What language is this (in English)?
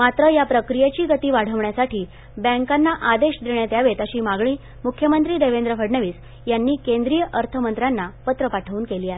Marathi